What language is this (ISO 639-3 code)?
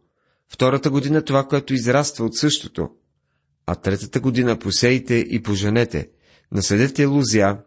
bul